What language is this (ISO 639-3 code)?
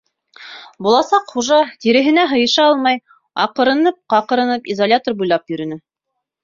bak